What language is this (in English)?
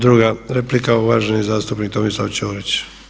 Croatian